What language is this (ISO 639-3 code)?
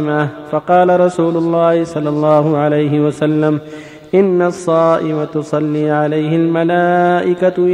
ara